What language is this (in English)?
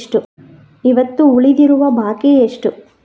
Kannada